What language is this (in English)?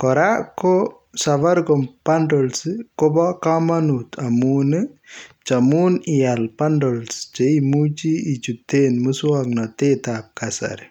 Kalenjin